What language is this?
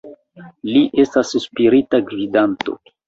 Esperanto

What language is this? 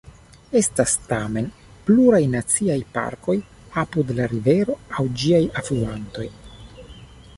Esperanto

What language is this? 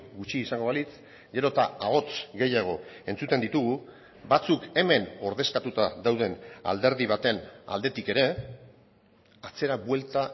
Basque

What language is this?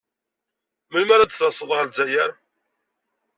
Kabyle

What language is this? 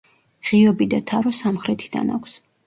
Georgian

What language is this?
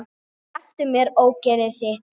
Icelandic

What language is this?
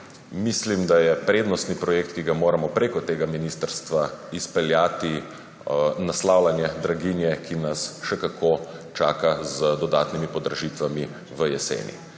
Slovenian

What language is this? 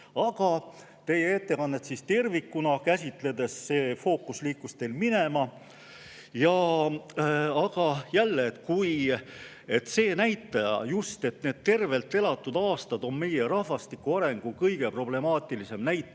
Estonian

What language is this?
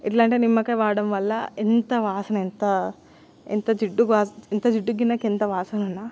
Telugu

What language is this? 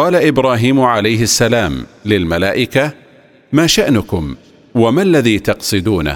Arabic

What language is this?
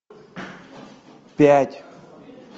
Russian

